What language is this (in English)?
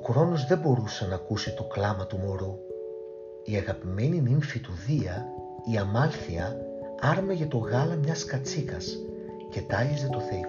Greek